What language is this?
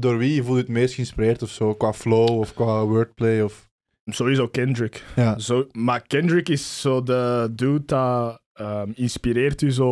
Dutch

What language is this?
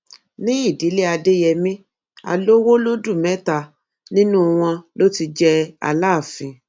Yoruba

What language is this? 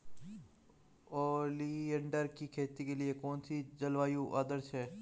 Hindi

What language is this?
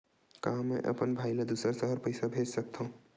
Chhattisgarhi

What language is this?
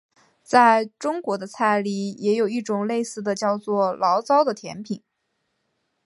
Chinese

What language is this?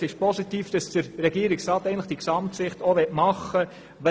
Swiss German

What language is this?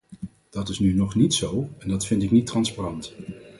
Dutch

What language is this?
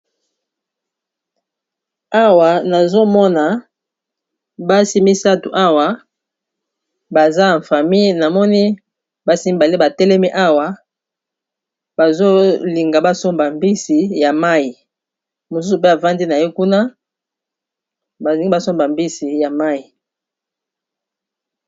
Lingala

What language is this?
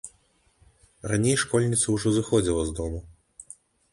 Belarusian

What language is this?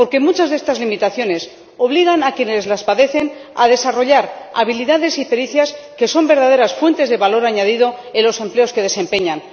Spanish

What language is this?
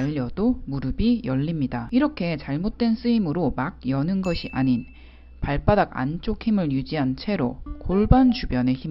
Korean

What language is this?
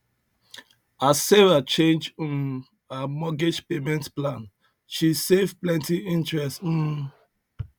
Nigerian Pidgin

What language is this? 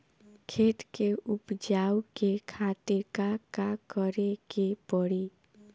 Bhojpuri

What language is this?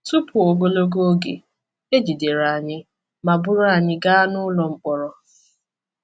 Igbo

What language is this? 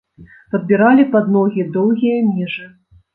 Belarusian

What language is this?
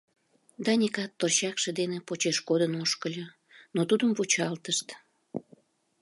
Mari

